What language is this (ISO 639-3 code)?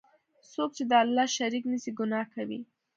pus